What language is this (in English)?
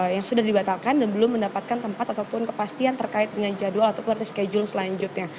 Indonesian